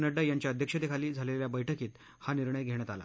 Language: Marathi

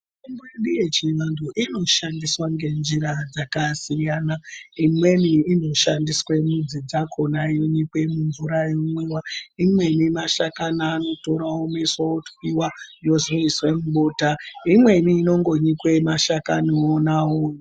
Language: Ndau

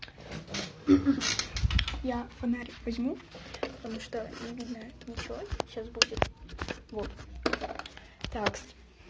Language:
Russian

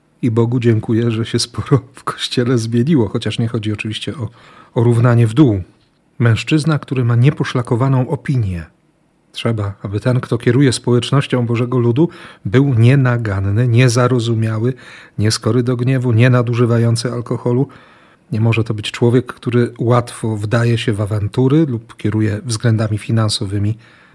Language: Polish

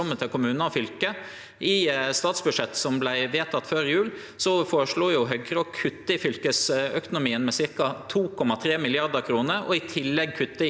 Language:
Norwegian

